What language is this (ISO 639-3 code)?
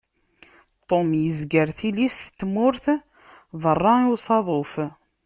kab